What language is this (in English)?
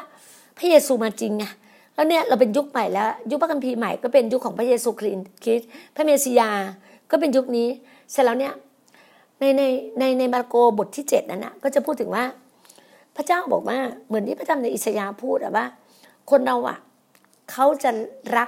Thai